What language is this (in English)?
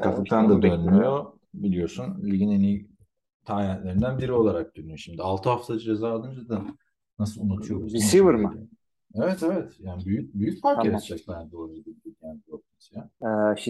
Turkish